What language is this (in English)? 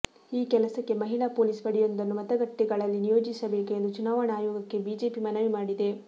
Kannada